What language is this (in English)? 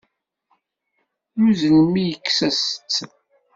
Kabyle